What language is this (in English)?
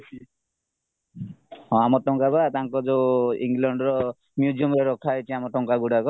Odia